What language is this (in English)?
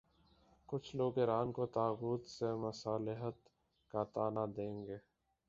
Urdu